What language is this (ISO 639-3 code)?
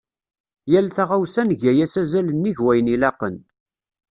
kab